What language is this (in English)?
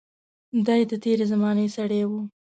Pashto